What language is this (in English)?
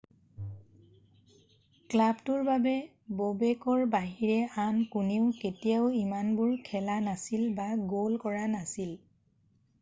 Assamese